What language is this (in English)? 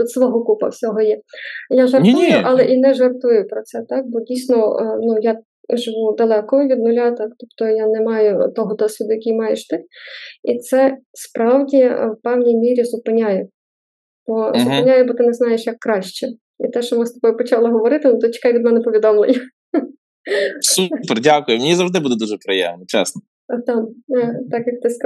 Ukrainian